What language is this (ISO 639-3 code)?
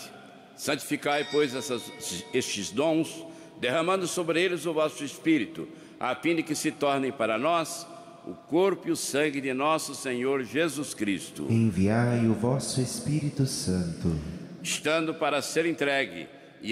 por